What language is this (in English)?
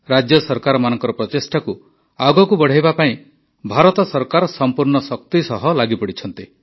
Odia